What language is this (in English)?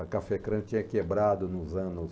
Portuguese